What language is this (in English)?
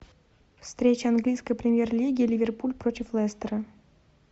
Russian